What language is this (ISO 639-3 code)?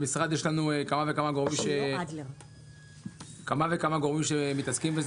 heb